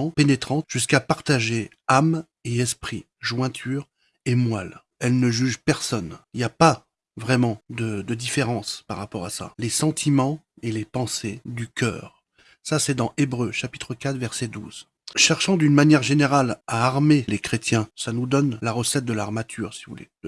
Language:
French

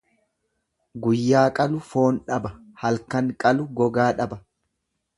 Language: Oromo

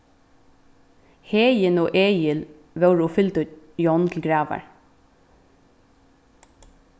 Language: Faroese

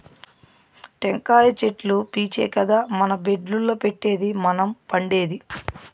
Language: Telugu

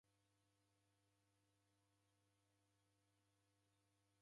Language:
Taita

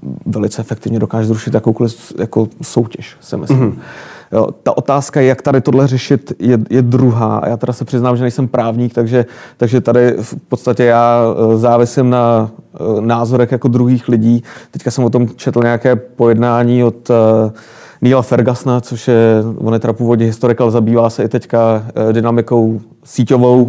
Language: Czech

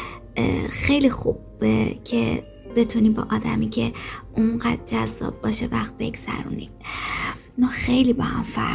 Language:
Persian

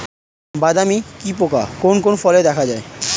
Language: Bangla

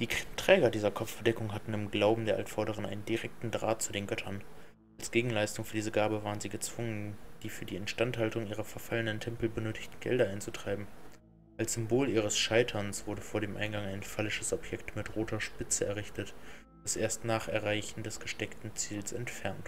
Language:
German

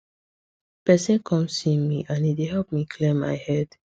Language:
Nigerian Pidgin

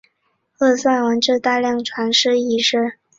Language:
Chinese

